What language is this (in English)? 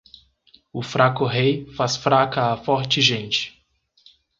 Portuguese